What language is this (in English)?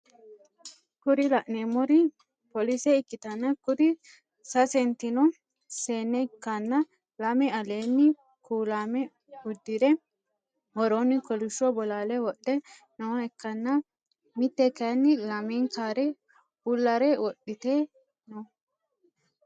Sidamo